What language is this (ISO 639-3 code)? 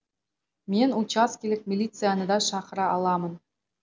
kaz